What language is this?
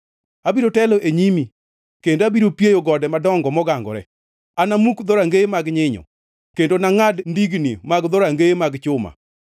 Luo (Kenya and Tanzania)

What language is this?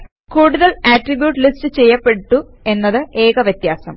Malayalam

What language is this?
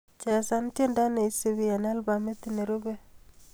Kalenjin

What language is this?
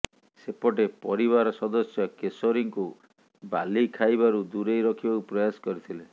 Odia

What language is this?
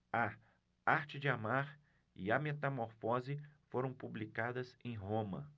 Portuguese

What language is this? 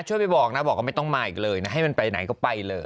Thai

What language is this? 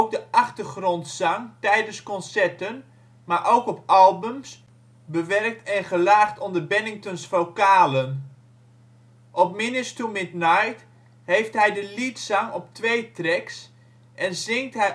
Dutch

